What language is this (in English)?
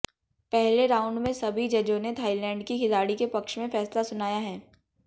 Hindi